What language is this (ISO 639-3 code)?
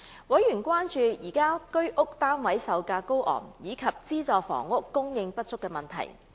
yue